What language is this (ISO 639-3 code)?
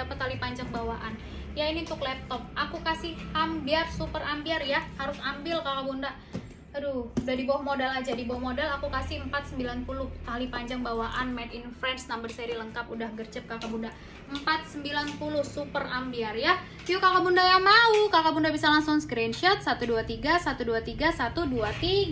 ind